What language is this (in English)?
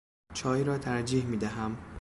Persian